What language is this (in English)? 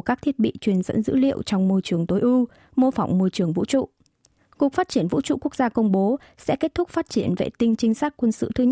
Vietnamese